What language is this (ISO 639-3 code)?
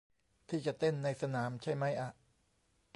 tha